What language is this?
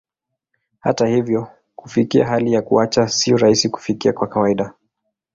Swahili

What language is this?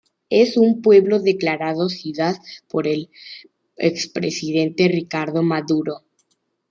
Spanish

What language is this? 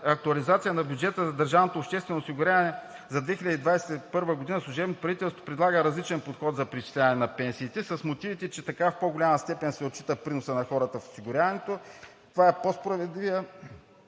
Bulgarian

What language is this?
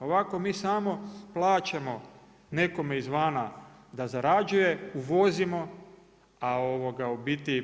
Croatian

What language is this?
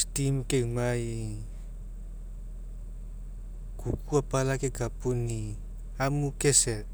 Mekeo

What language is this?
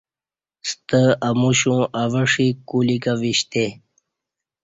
Kati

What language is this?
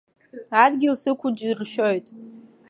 Abkhazian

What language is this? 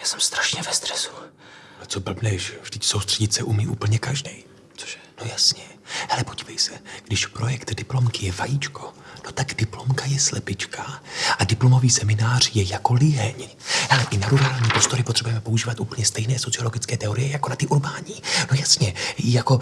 Czech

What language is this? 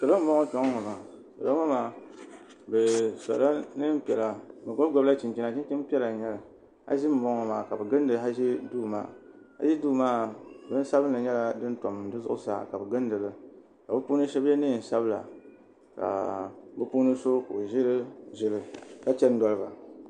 Dagbani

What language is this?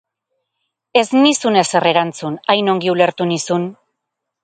Basque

